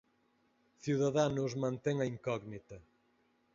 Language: Galician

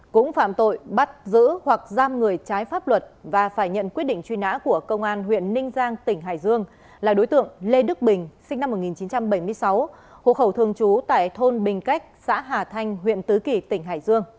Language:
Vietnamese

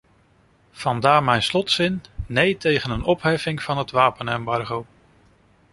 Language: Dutch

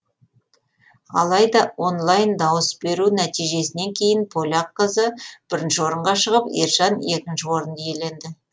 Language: Kazakh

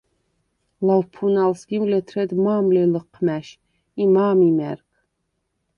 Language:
Svan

